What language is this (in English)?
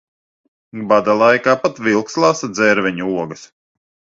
Latvian